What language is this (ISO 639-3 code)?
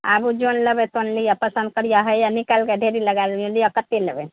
mai